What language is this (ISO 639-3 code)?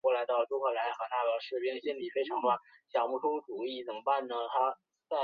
zho